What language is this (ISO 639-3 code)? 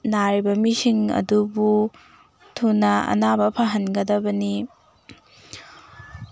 mni